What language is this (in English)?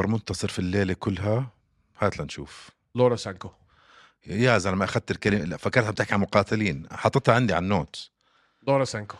Arabic